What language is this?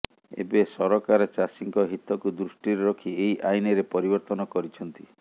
Odia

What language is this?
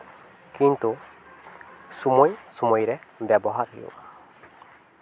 Santali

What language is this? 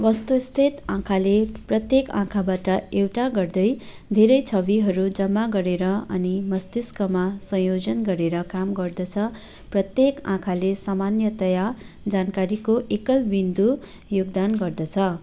Nepali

